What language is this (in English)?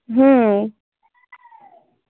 Bangla